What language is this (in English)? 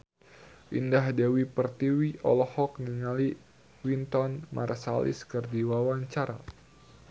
Sundanese